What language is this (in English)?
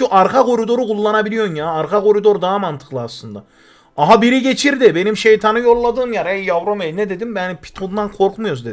Turkish